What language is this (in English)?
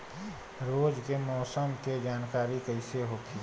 Bhojpuri